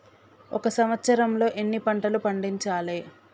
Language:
Telugu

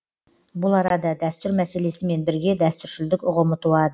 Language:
Kazakh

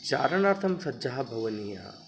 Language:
Sanskrit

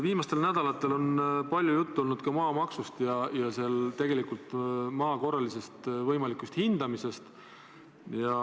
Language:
Estonian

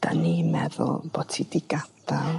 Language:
Welsh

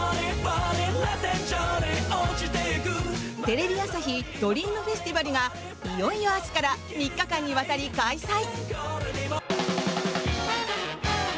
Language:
Japanese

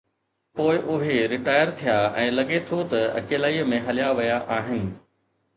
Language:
Sindhi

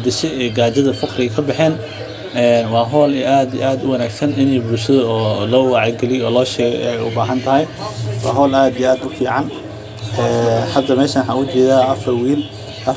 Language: Somali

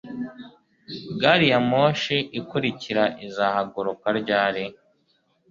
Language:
Kinyarwanda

